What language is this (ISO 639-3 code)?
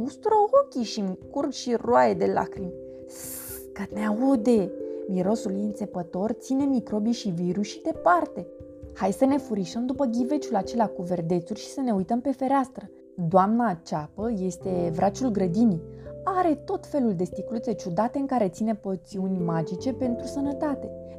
ron